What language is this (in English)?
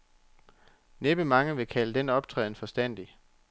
Danish